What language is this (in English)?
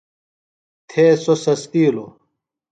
Phalura